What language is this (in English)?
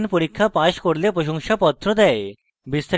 Bangla